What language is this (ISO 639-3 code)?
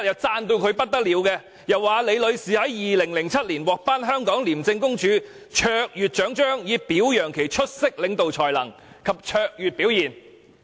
yue